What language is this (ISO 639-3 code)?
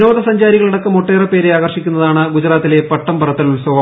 mal